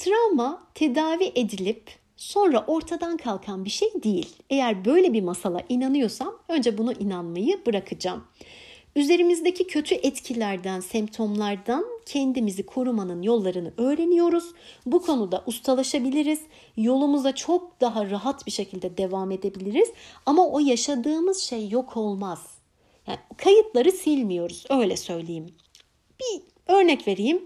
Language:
Turkish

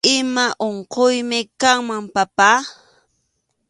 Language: Arequipa-La Unión Quechua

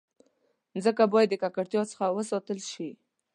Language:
Pashto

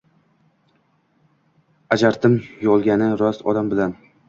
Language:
Uzbek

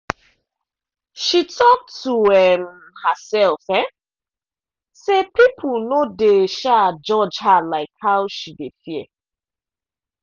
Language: Nigerian Pidgin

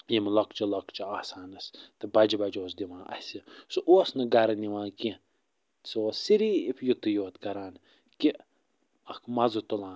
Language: Kashmiri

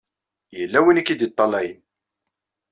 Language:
Kabyle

